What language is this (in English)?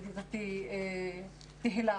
Hebrew